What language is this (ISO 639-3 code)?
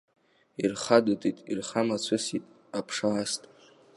abk